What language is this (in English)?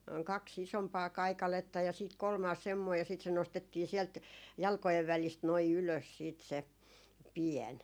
Finnish